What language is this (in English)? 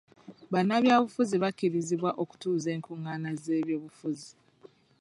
Ganda